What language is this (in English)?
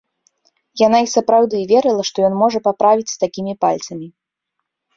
Belarusian